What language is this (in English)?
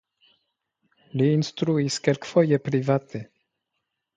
Esperanto